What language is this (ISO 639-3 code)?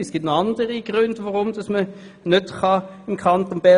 gsw